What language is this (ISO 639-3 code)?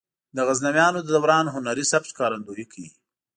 pus